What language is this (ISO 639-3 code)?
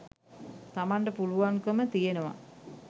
sin